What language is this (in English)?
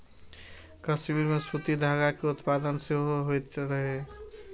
Maithili